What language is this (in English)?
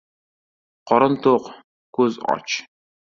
Uzbek